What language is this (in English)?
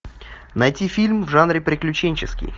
Russian